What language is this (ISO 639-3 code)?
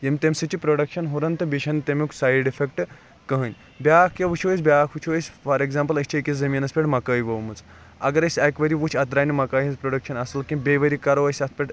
kas